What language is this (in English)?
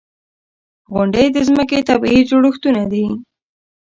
Pashto